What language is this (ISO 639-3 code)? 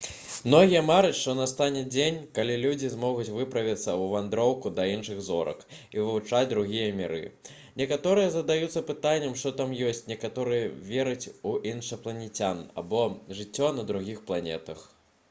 bel